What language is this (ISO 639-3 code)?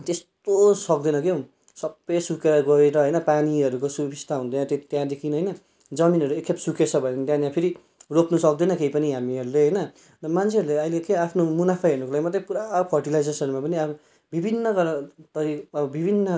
nep